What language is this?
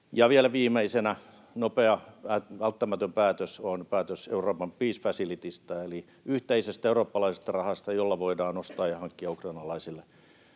Finnish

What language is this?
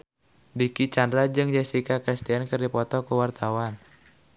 Sundanese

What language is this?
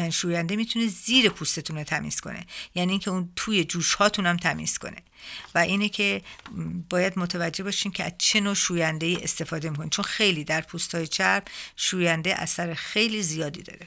Persian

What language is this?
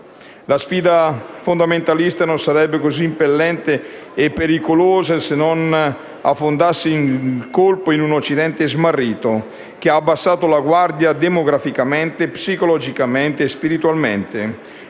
Italian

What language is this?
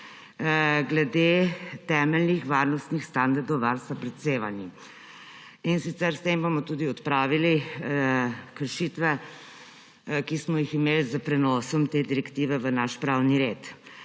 Slovenian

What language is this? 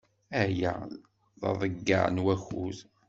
Kabyle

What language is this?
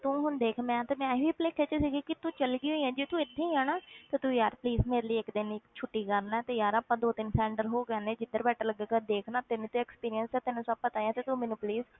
Punjabi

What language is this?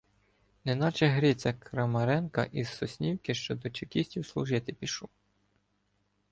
Ukrainian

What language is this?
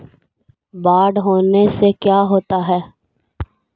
Magahi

